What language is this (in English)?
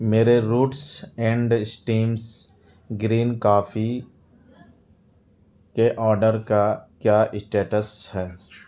Urdu